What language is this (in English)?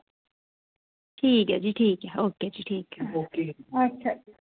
Dogri